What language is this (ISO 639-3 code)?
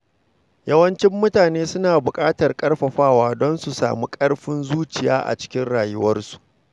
hau